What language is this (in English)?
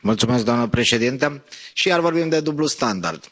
Romanian